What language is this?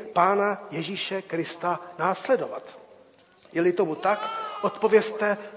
Czech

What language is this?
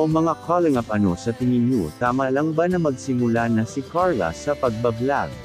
Filipino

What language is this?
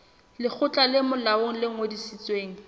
Southern Sotho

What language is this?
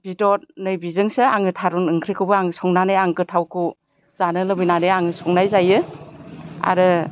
Bodo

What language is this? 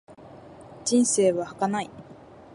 Japanese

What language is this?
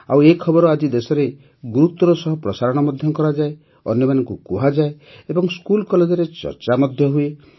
Odia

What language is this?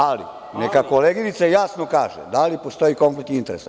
Serbian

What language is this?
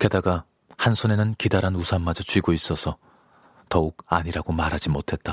Korean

